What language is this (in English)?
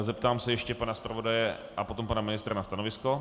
Czech